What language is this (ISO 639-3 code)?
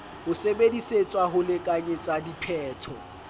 sot